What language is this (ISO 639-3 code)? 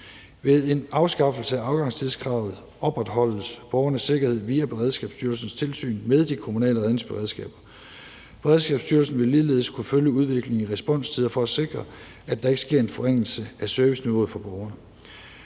dan